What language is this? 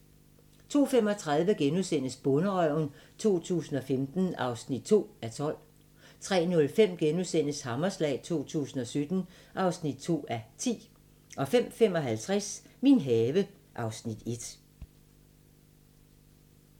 Danish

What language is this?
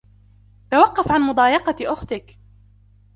Arabic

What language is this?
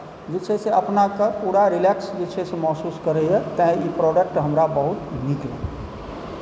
Maithili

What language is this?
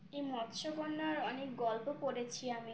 Bangla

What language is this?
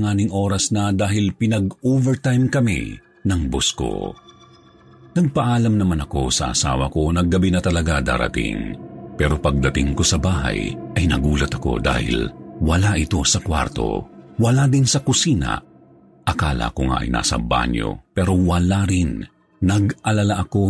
Filipino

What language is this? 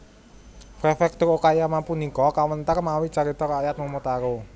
Javanese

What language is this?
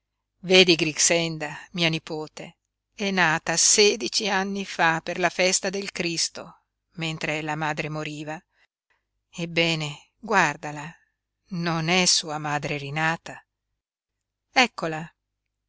Italian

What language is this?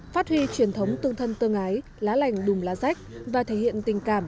Vietnamese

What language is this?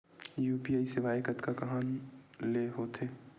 Chhattisgarhi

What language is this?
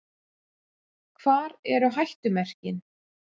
Icelandic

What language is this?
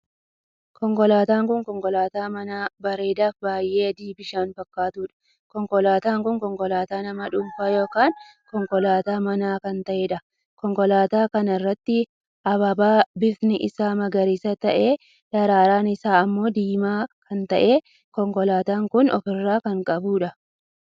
Oromo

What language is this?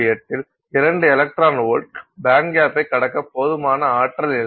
Tamil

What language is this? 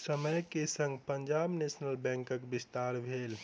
Maithili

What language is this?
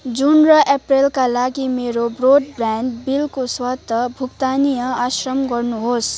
Nepali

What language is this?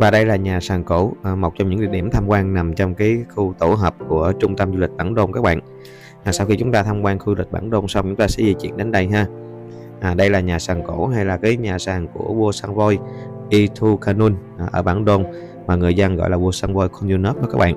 Vietnamese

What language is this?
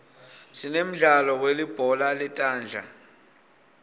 Swati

